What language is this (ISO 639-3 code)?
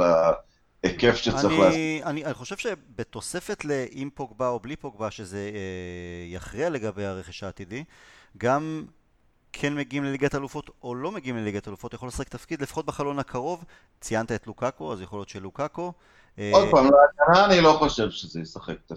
heb